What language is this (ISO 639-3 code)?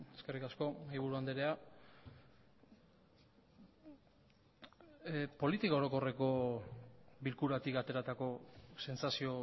eus